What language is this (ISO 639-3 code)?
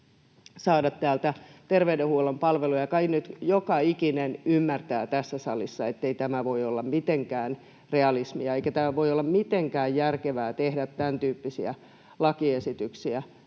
fin